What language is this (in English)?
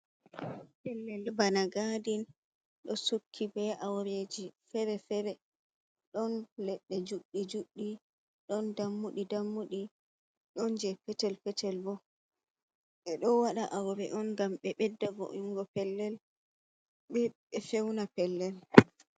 Fula